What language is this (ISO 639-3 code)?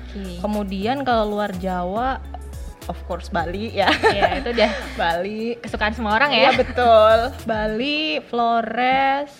ind